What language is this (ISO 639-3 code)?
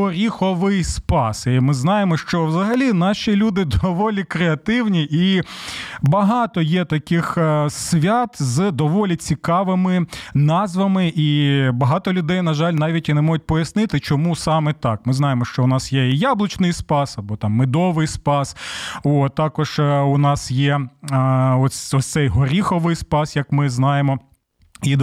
ukr